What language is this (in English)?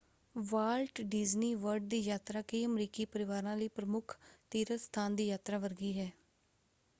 Punjabi